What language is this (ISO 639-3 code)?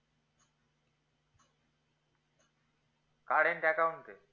ben